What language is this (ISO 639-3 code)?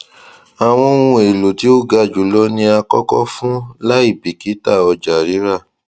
yor